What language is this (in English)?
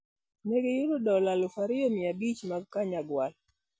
Luo (Kenya and Tanzania)